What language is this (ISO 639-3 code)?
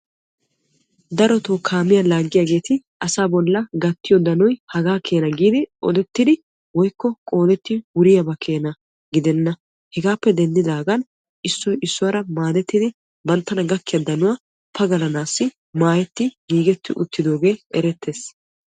wal